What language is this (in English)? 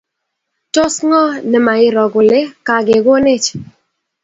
Kalenjin